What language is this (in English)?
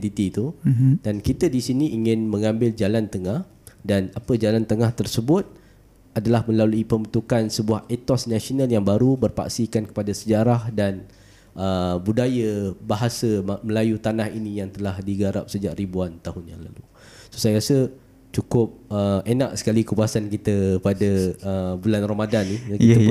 Malay